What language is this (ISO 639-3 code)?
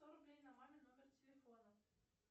rus